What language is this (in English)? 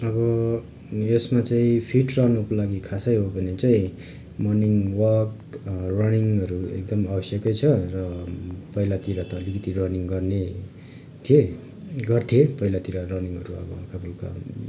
Nepali